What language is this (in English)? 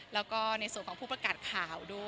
Thai